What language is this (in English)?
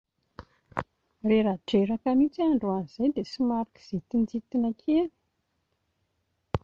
Malagasy